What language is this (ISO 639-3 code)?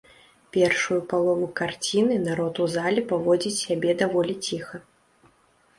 bel